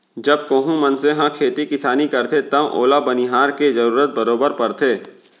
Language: Chhattisgarhi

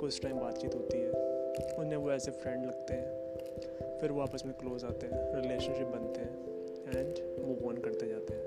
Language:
Hindi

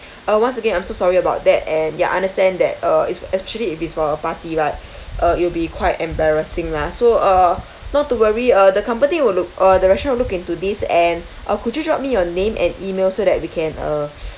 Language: English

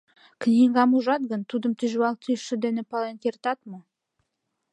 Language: Mari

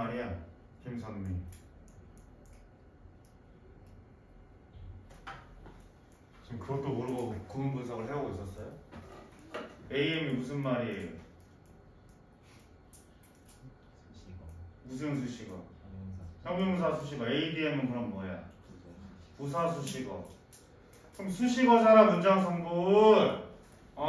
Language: Korean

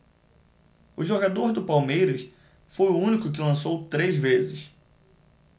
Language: Portuguese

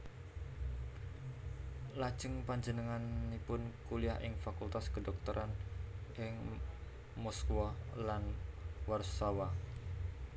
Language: Javanese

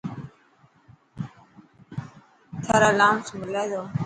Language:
Dhatki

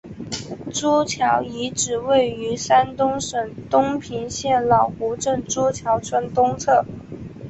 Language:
Chinese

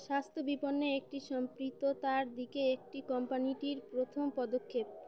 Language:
Bangla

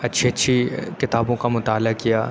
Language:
Urdu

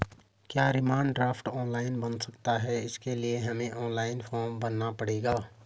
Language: Hindi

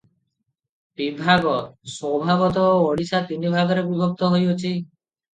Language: Odia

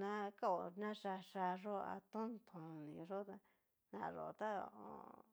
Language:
Cacaloxtepec Mixtec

